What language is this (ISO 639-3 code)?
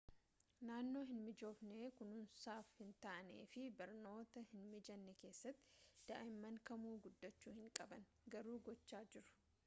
orm